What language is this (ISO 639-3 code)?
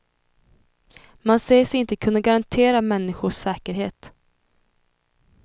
swe